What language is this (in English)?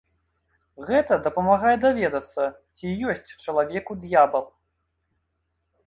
Belarusian